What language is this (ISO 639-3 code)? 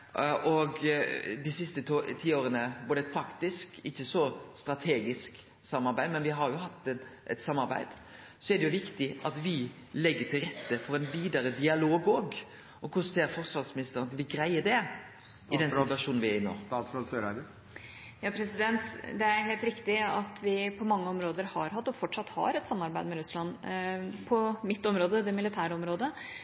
nor